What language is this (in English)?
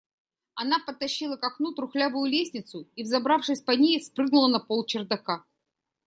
Russian